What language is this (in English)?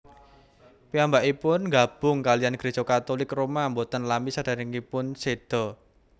Javanese